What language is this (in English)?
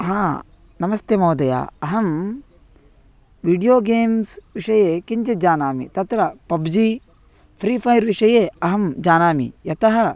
Sanskrit